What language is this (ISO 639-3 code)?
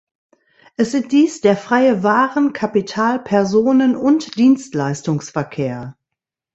deu